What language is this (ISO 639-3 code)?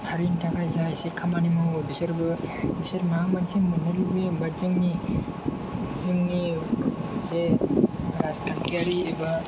brx